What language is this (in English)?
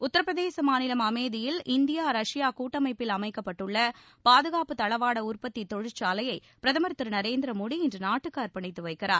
Tamil